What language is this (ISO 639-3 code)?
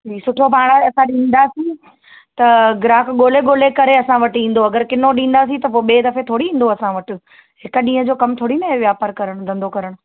snd